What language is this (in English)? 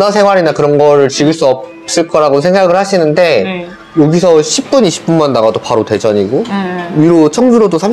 Korean